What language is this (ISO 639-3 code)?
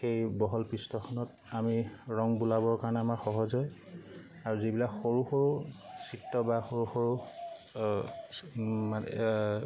asm